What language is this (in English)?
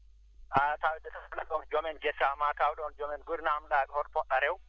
Fula